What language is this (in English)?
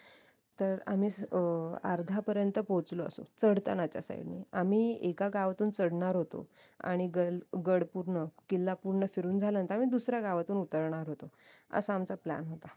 Marathi